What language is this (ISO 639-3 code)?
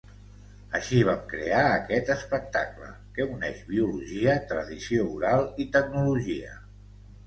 cat